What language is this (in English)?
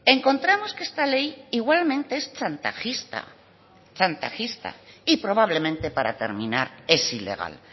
Spanish